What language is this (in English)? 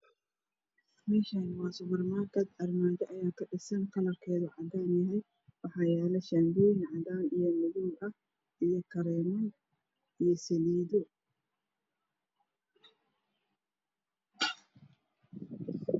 Somali